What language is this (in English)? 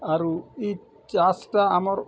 Odia